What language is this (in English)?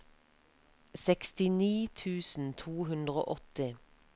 Norwegian